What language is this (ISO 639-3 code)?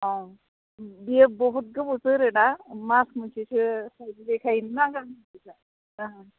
brx